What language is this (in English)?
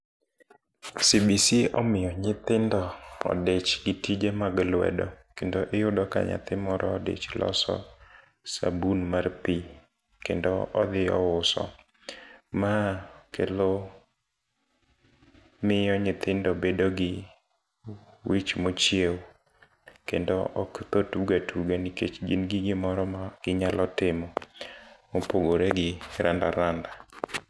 Luo (Kenya and Tanzania)